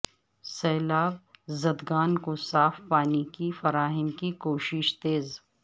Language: Urdu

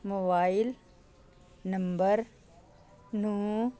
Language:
Punjabi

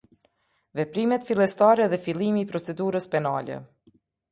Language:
Albanian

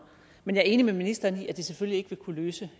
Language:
Danish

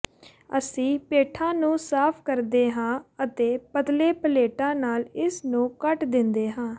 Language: Punjabi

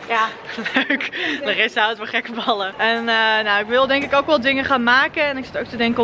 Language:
Dutch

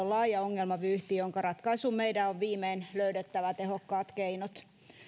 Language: Finnish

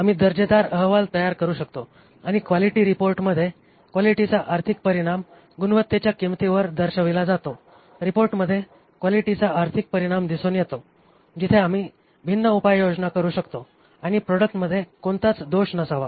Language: Marathi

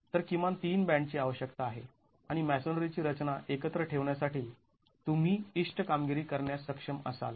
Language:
Marathi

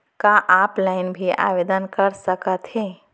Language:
Chhattisgarhi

